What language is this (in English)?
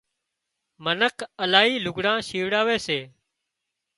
Wadiyara Koli